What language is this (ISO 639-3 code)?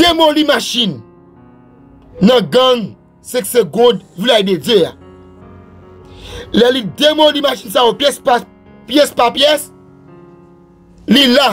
fra